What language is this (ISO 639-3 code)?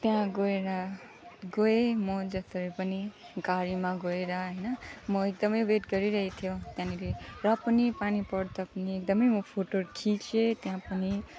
nep